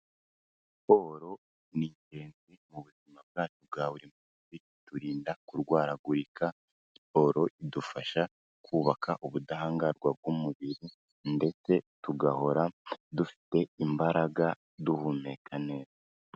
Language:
Kinyarwanda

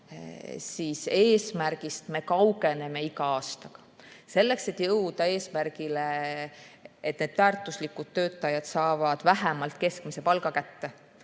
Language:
Estonian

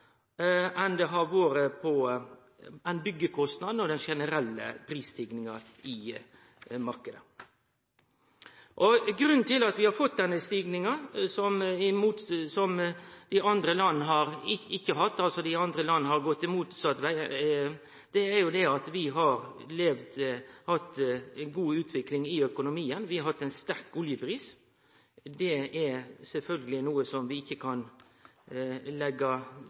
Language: Norwegian Nynorsk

